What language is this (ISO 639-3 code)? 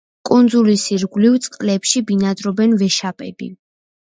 kat